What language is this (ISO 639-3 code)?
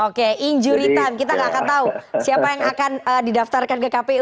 ind